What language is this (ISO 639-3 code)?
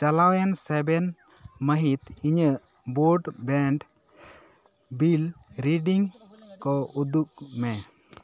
sat